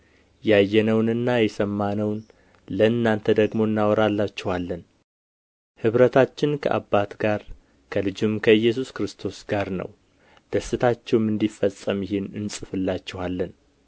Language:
Amharic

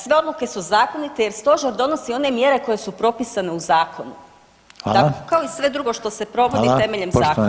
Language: Croatian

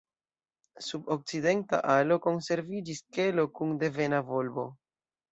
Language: Esperanto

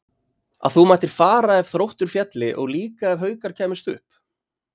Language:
Icelandic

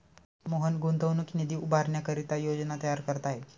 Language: Marathi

